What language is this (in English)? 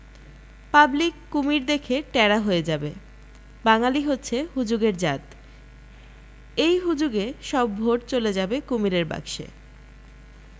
Bangla